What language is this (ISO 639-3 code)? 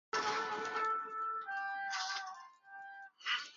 swa